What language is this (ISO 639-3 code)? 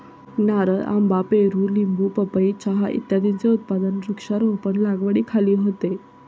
mar